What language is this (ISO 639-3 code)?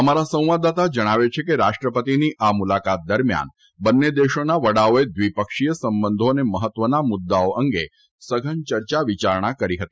guj